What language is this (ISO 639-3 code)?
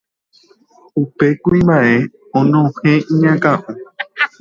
grn